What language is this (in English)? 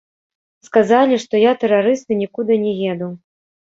Belarusian